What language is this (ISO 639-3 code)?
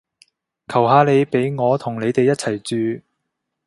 yue